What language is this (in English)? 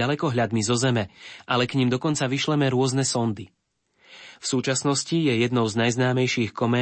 Slovak